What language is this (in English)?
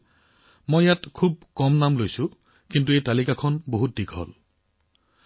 Assamese